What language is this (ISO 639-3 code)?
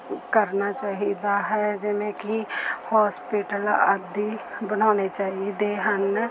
pan